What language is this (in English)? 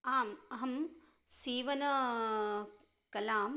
Sanskrit